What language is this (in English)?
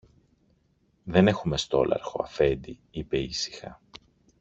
Greek